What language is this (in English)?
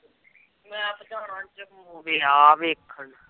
Punjabi